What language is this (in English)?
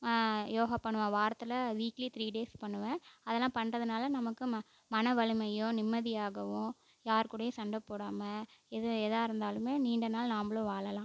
Tamil